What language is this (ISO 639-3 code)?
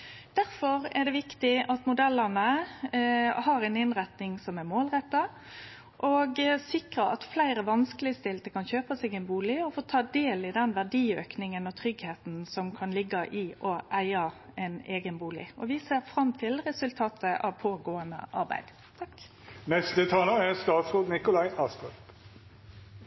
nno